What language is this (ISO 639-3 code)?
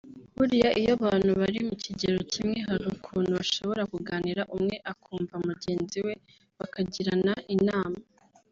kin